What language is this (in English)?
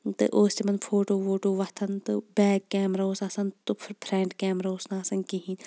Kashmiri